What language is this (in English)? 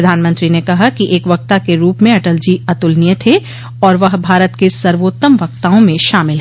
Hindi